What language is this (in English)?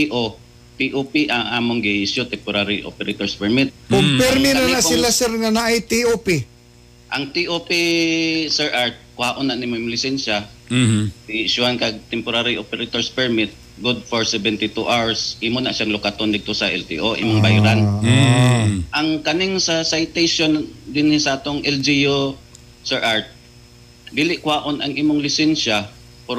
Filipino